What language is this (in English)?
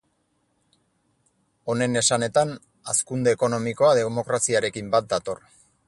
Basque